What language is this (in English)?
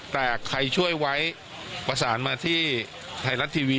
Thai